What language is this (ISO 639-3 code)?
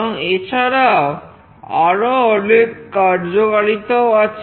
ben